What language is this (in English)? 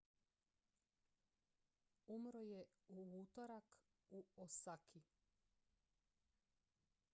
Croatian